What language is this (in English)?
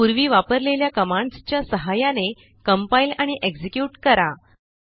Marathi